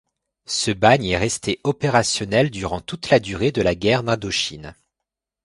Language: French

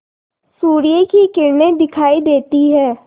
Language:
Hindi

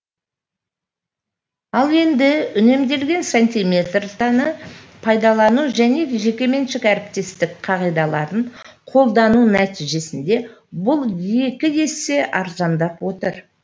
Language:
Kazakh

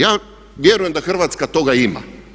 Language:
Croatian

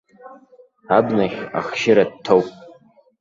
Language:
Abkhazian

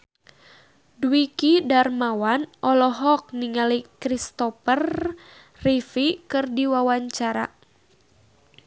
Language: Sundanese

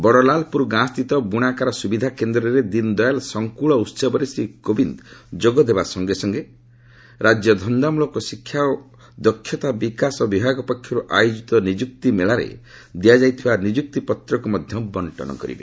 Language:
Odia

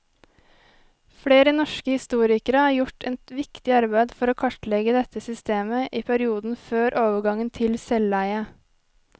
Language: Norwegian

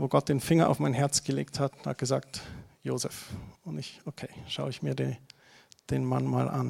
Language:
German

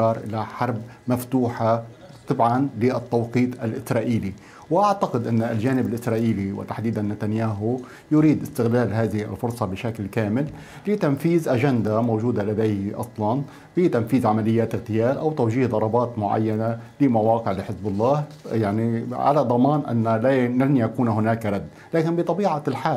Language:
Arabic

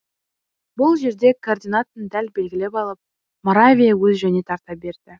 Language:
Kazakh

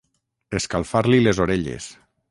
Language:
Catalan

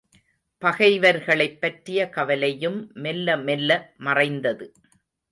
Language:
Tamil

